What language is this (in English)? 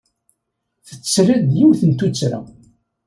Kabyle